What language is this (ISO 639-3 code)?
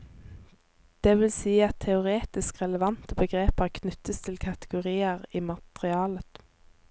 nor